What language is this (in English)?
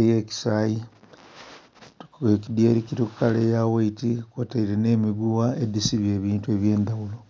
Soga